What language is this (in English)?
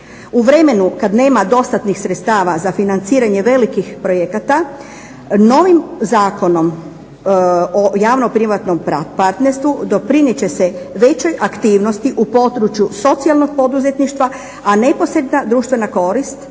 Croatian